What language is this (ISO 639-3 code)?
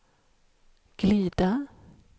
swe